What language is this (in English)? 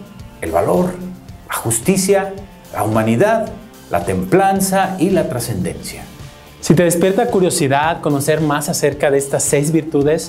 Spanish